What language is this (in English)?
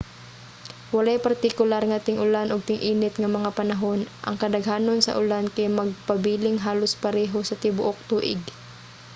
Cebuano